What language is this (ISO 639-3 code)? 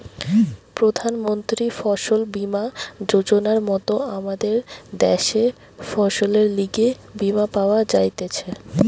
ben